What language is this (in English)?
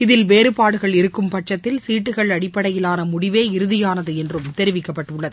Tamil